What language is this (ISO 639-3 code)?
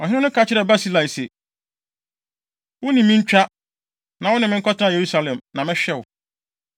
aka